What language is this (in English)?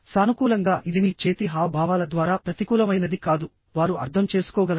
Telugu